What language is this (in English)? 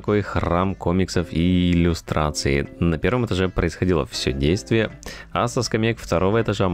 Russian